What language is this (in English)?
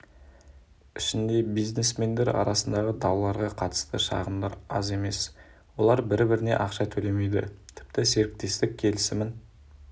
Kazakh